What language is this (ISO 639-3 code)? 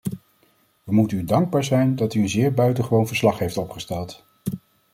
nld